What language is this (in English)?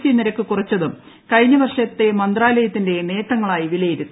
Malayalam